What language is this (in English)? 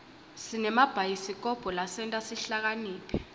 Swati